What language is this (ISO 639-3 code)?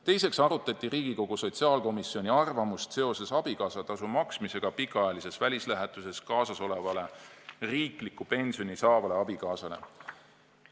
est